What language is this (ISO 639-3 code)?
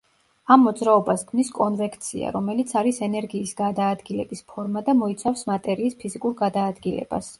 kat